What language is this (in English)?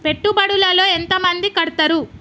Telugu